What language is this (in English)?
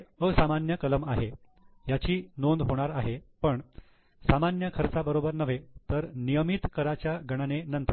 Marathi